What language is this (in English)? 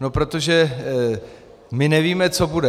Czech